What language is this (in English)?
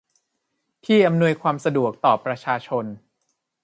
Thai